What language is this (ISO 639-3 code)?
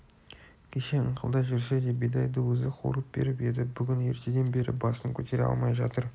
kaz